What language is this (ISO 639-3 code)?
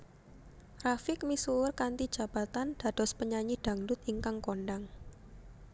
jav